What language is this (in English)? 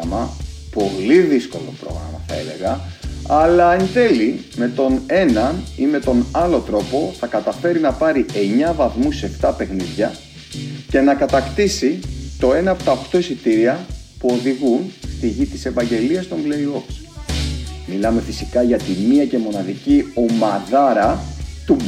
Greek